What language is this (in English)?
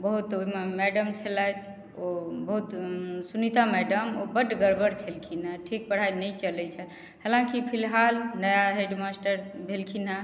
Maithili